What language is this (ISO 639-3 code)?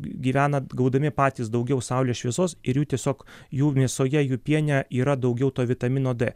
lit